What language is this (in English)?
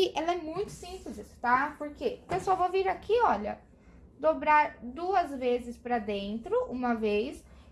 Portuguese